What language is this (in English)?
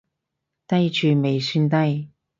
Cantonese